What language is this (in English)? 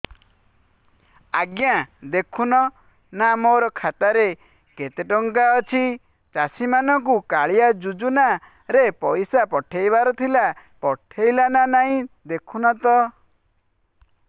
Odia